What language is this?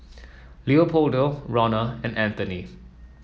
English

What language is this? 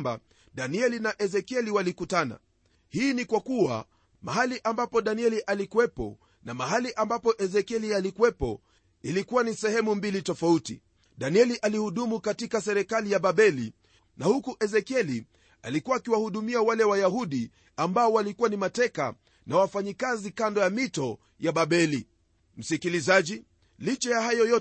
Swahili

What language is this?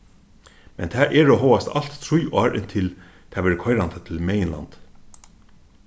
Faroese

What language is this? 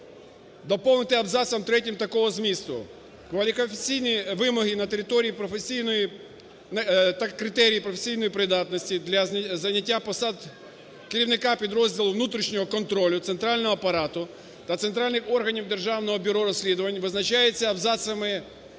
Ukrainian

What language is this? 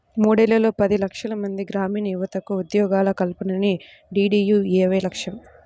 Telugu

